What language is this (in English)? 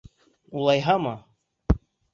Bashkir